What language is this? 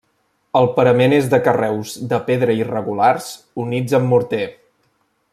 Catalan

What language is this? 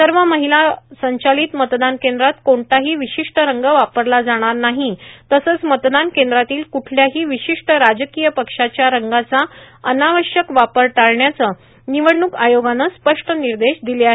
Marathi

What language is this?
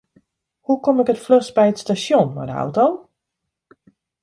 Western Frisian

